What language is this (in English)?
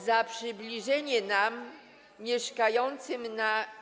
Polish